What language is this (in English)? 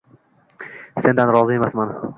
Uzbek